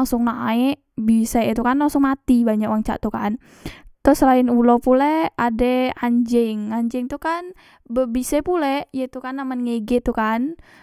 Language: Musi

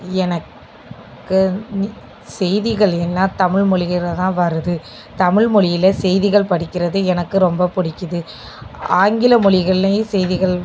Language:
Tamil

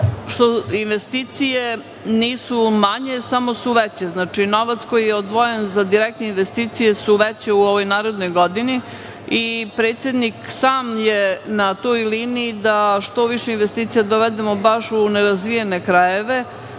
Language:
Serbian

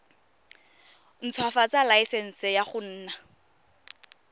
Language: Tswana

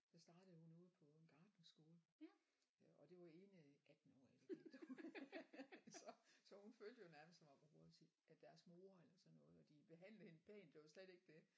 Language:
Danish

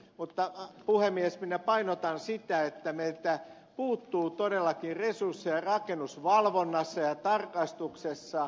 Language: Finnish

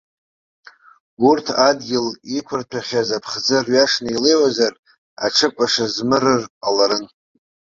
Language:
Abkhazian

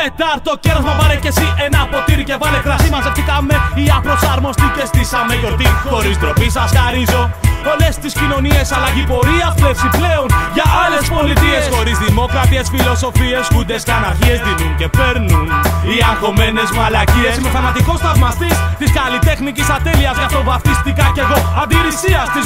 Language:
Greek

